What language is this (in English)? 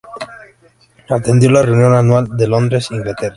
Spanish